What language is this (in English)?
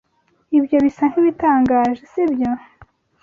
Kinyarwanda